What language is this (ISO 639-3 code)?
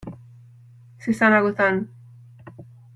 spa